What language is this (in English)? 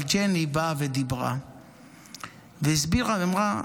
Hebrew